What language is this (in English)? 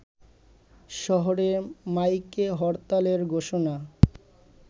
Bangla